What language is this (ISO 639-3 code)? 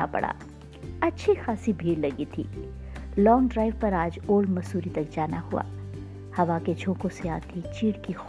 hin